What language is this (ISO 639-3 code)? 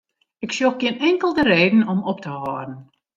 fry